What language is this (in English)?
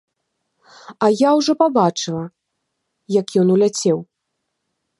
Belarusian